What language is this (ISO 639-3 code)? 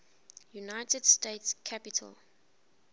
eng